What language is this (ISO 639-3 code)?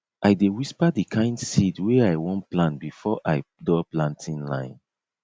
pcm